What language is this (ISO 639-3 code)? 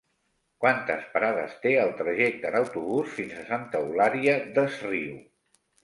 cat